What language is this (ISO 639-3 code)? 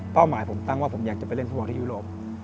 tha